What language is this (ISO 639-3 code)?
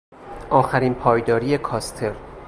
fas